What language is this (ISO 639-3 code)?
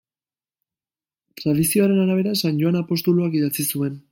eus